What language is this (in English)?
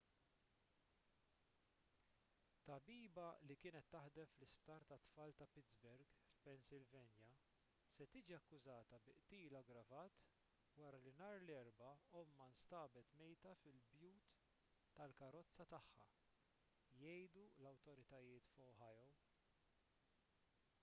Maltese